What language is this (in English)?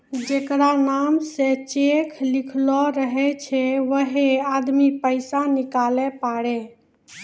Maithili